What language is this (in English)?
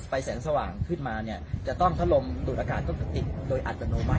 Thai